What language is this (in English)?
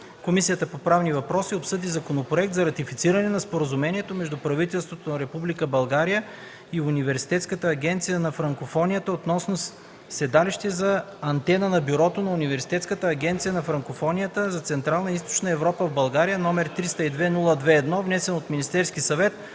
Bulgarian